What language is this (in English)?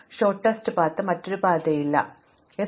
Malayalam